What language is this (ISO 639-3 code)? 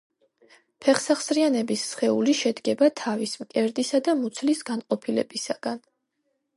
kat